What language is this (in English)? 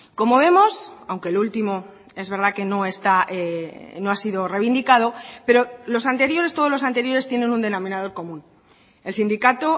Spanish